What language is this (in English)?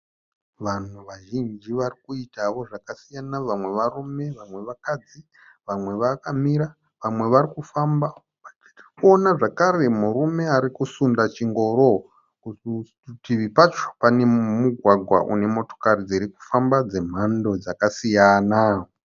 Shona